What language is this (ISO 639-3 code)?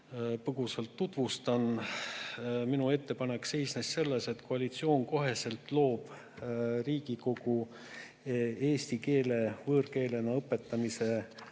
est